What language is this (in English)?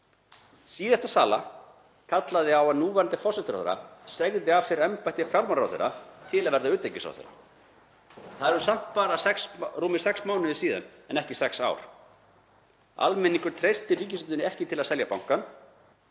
Icelandic